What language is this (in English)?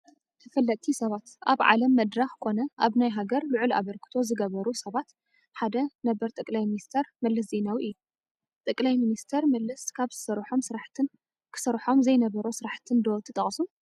Tigrinya